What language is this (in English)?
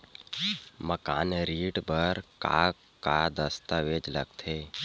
Chhattisgarhi